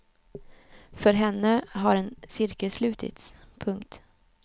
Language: Swedish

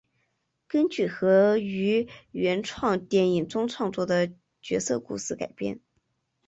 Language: Chinese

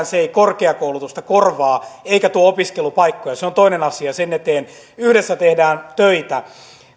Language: Finnish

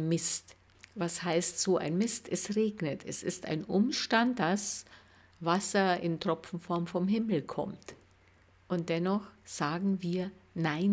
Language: German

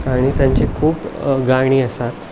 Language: Konkani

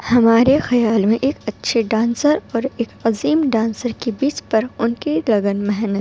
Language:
Urdu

